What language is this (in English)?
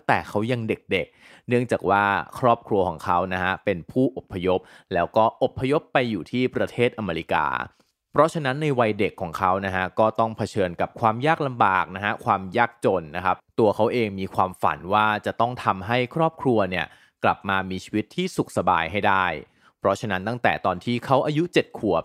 Thai